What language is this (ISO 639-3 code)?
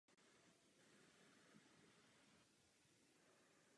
ces